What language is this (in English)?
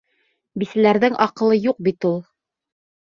Bashkir